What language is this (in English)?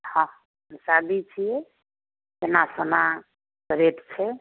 Maithili